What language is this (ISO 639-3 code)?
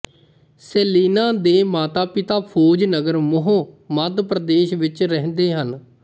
pan